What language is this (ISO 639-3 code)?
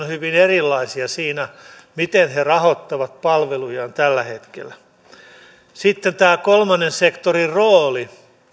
fin